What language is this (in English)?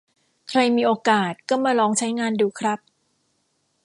Thai